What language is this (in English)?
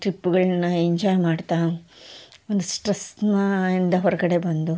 Kannada